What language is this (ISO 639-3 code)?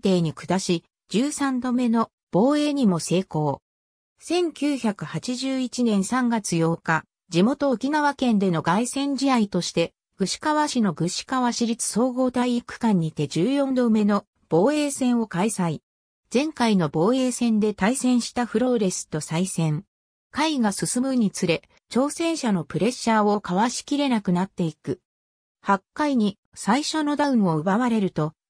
jpn